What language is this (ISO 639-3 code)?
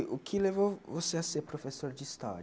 por